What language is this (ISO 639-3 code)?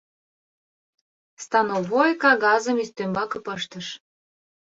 chm